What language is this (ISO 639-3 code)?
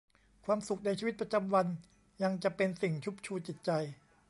tha